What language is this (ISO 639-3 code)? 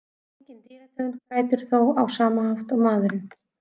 isl